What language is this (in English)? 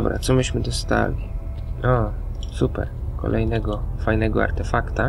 Polish